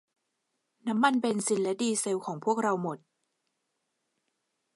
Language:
Thai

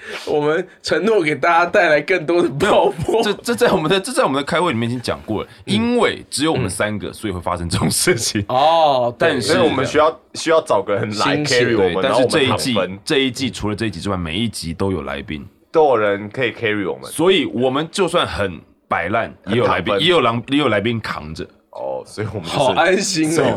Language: Chinese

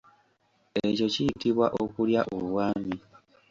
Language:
Ganda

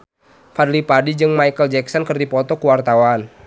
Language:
Sundanese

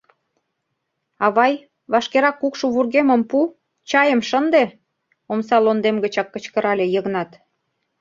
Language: Mari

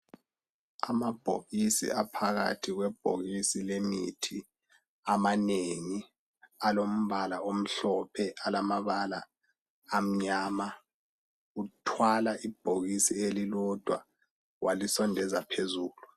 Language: North Ndebele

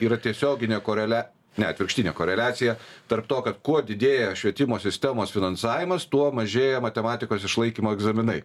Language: Lithuanian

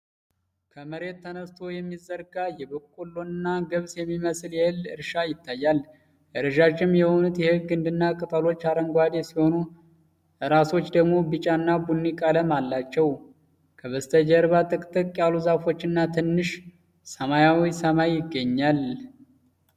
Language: Amharic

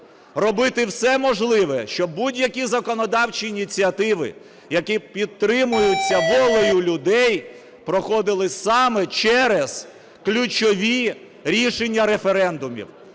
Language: Ukrainian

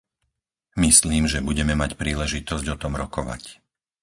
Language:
Slovak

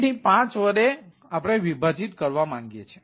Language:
Gujarati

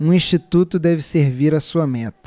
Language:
Portuguese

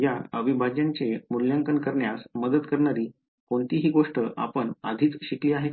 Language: Marathi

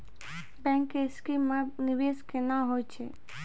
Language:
Maithili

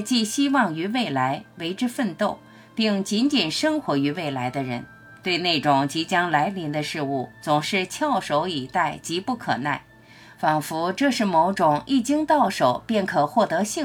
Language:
Chinese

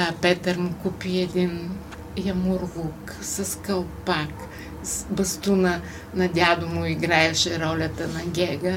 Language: Bulgarian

